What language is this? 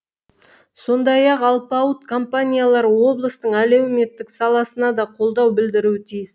Kazakh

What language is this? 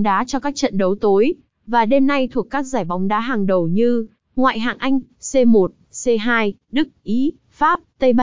Vietnamese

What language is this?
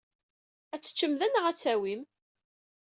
Kabyle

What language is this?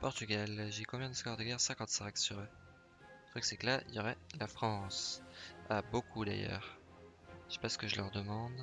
French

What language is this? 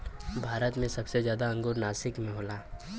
Bhojpuri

